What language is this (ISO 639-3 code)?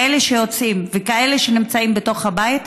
heb